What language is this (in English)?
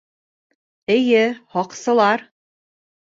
Bashkir